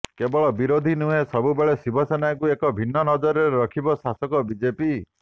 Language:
Odia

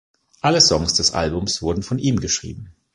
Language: German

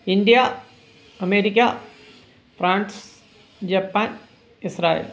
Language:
Malayalam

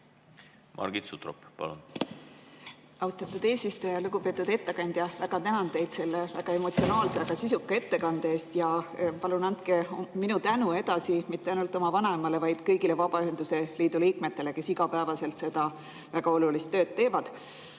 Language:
Estonian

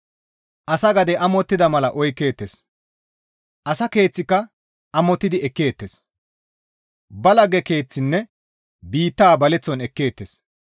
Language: Gamo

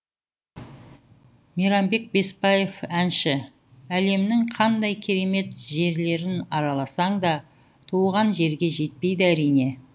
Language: Kazakh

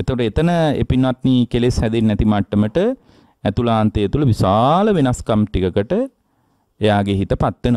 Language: Indonesian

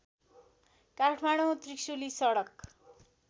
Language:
Nepali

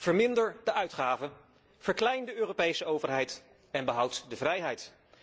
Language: Dutch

